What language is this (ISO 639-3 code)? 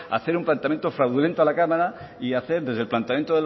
spa